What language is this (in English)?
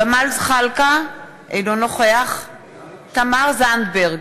Hebrew